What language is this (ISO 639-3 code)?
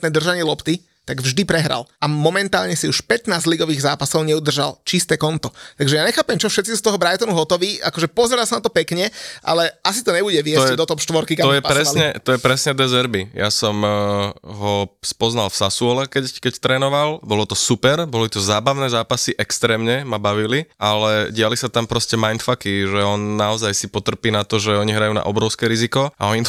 slk